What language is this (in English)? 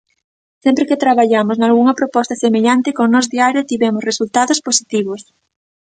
Galician